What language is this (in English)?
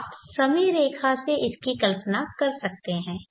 Hindi